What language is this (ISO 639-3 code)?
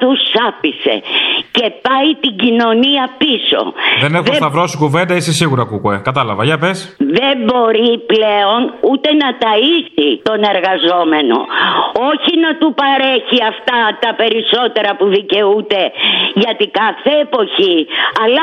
ell